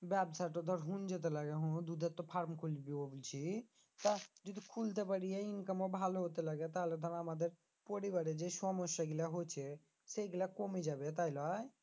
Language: Bangla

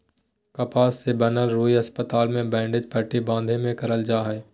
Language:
Magahi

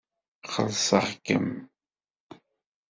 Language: Kabyle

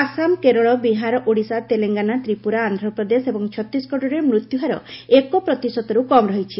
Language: Odia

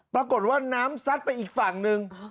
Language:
Thai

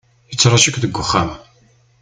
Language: Kabyle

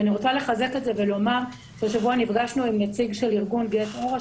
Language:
Hebrew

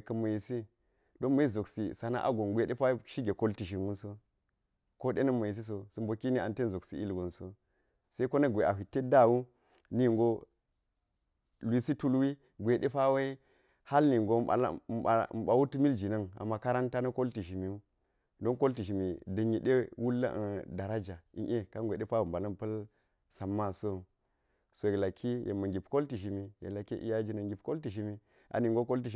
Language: Geji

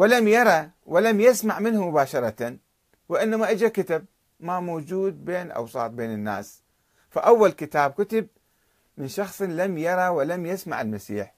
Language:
Arabic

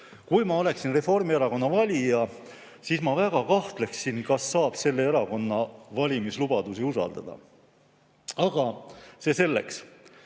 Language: Estonian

